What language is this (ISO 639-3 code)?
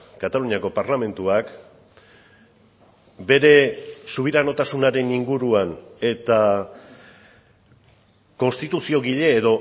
eus